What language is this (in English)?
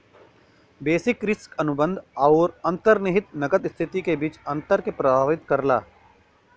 Bhojpuri